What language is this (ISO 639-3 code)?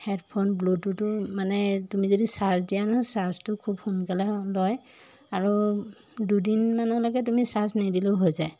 asm